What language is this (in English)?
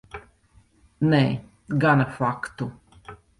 Latvian